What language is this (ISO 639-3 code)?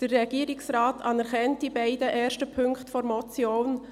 gsw